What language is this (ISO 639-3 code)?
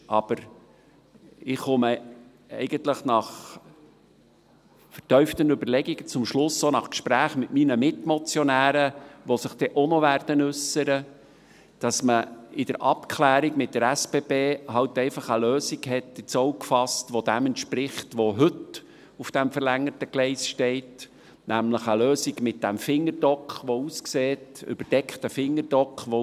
gsw